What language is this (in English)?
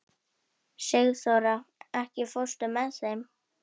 Icelandic